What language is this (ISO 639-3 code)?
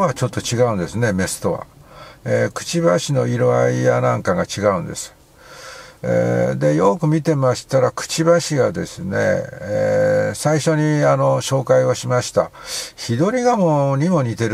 jpn